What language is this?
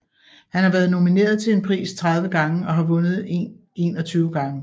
Danish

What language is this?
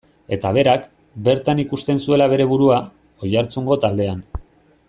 Basque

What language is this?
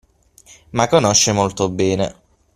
Italian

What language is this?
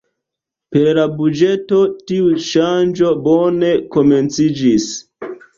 Esperanto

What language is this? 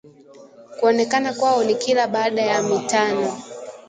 Swahili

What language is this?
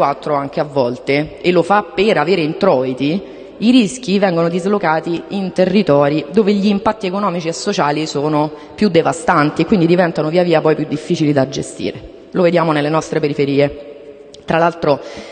Italian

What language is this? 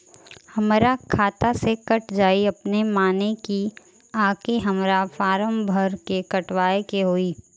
Bhojpuri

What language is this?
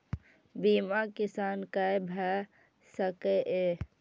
Maithili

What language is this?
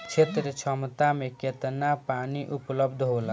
Bhojpuri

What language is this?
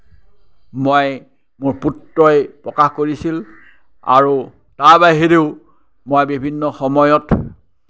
Assamese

